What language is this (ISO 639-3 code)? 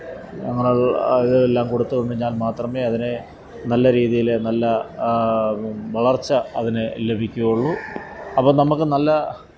mal